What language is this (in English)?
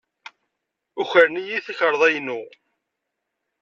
Kabyle